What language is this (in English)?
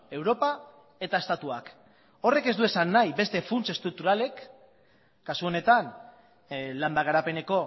Basque